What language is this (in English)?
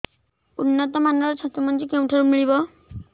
Odia